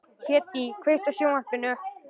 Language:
Icelandic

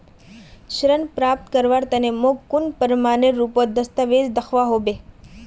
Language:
Magahi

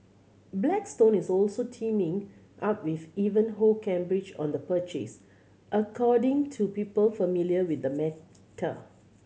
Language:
English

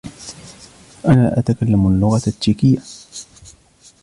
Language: Arabic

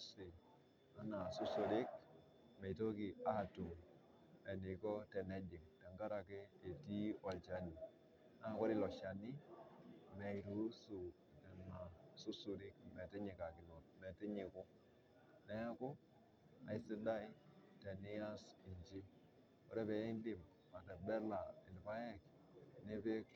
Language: Masai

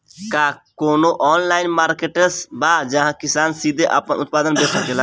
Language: Bhojpuri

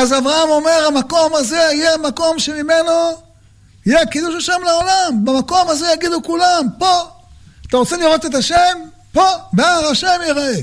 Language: Hebrew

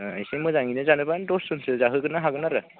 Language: Bodo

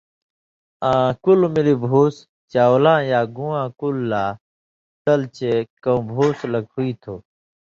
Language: Indus Kohistani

